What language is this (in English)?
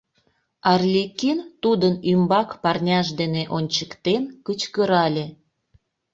Mari